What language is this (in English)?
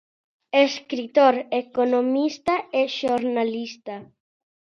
Galician